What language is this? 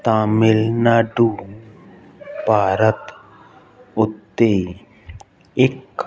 Punjabi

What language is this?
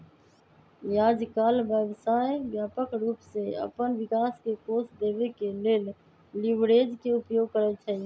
Magahi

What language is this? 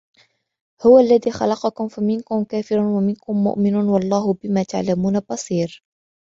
Arabic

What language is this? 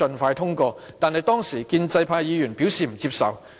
Cantonese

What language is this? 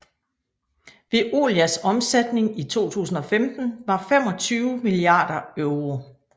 Danish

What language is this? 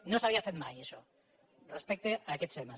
Catalan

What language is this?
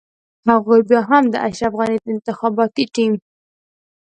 Pashto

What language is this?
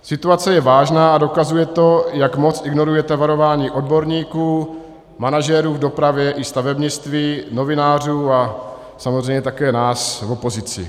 Czech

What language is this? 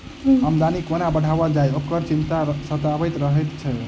Maithili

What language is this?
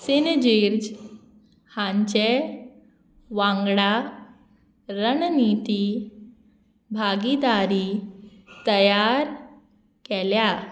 Konkani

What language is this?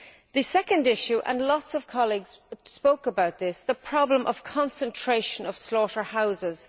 English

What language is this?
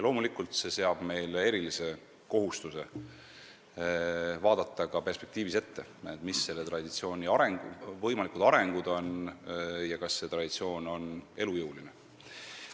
Estonian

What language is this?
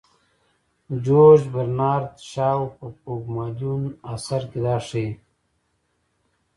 Pashto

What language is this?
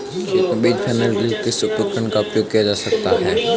Hindi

